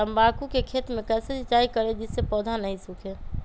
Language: Magahi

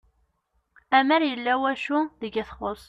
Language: Kabyle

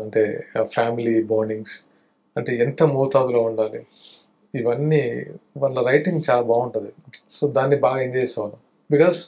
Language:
Telugu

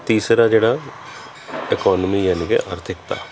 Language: Punjabi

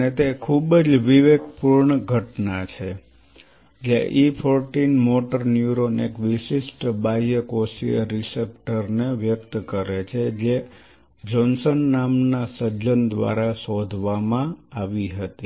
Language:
Gujarati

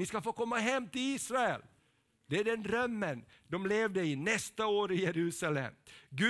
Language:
Swedish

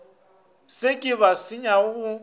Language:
Northern Sotho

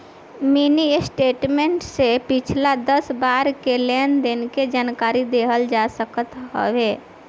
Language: Bhojpuri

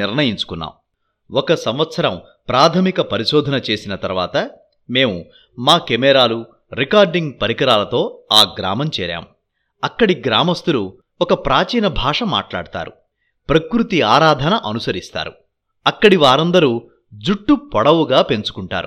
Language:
Telugu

